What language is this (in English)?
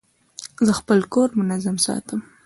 Pashto